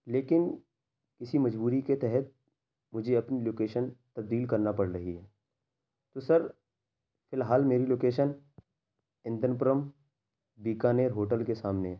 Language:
Urdu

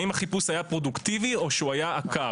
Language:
Hebrew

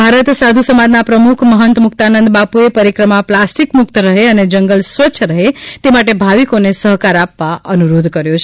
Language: Gujarati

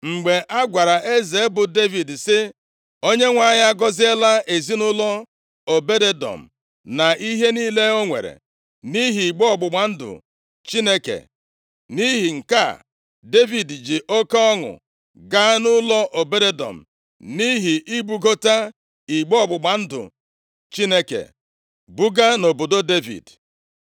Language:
Igbo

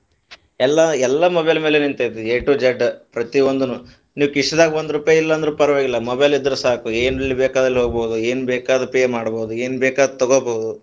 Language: Kannada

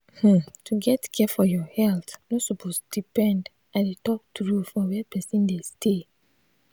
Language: Nigerian Pidgin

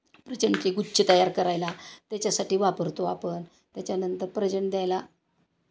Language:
Marathi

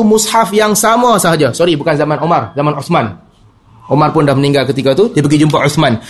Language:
Malay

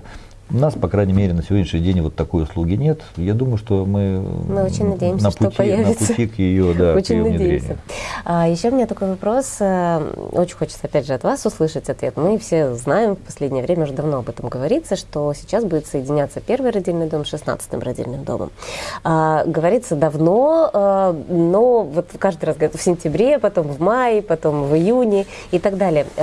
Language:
Russian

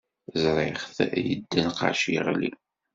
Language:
Kabyle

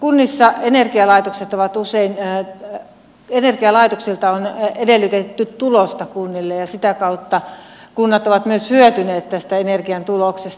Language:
Finnish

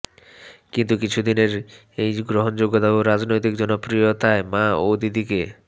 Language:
Bangla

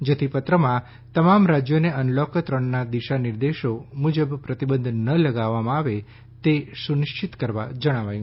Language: Gujarati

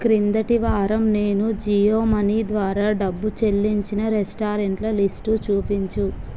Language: Telugu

